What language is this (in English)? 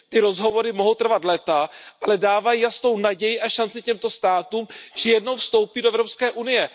Czech